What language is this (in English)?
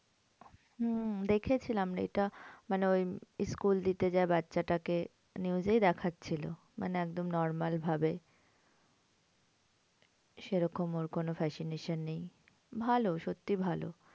Bangla